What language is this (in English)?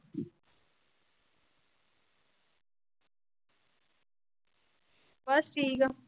Punjabi